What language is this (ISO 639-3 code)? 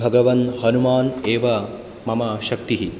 san